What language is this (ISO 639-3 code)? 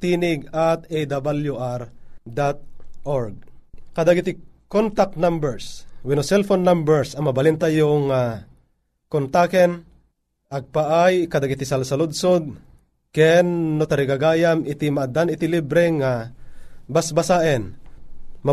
fil